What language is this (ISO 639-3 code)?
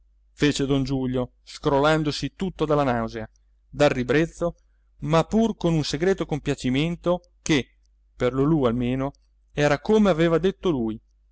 ita